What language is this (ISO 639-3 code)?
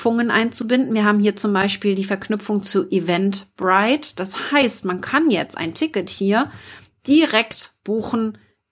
deu